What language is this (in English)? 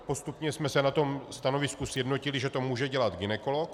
Czech